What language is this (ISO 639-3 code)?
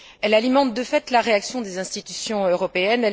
fra